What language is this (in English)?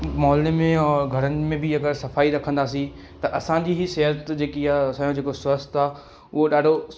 Sindhi